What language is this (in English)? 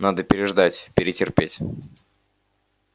Russian